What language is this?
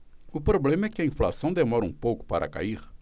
Portuguese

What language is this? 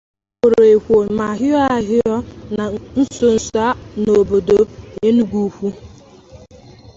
Igbo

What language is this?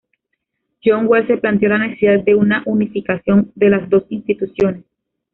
Spanish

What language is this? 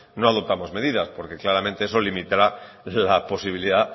Spanish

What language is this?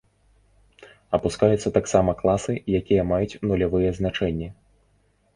Belarusian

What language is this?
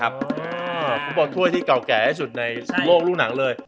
Thai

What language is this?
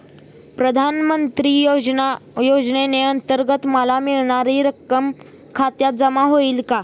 Marathi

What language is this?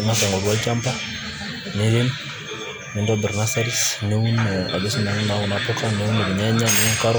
Masai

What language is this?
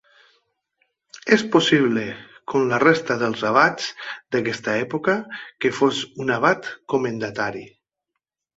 Catalan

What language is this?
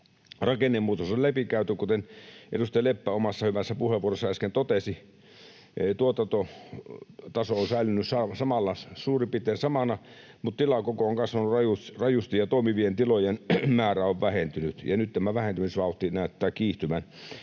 Finnish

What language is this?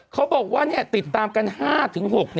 Thai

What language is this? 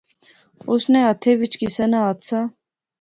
Pahari-Potwari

